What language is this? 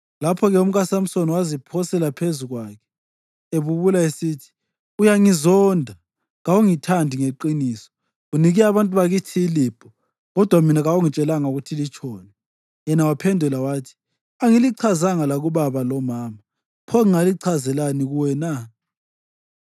North Ndebele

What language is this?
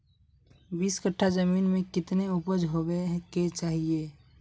Magahi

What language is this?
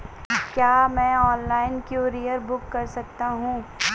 Hindi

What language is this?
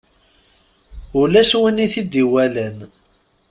Kabyle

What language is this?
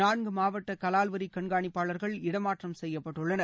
Tamil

